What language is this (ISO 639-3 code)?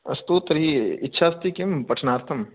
san